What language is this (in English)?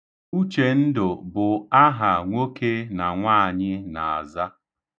Igbo